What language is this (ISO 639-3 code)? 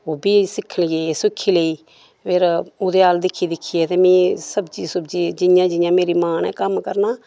doi